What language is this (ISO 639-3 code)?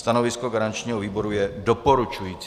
ces